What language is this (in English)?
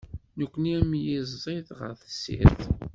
Kabyle